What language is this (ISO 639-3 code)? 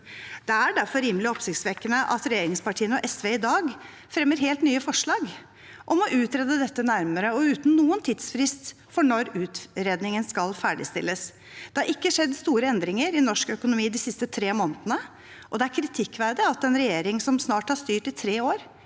nor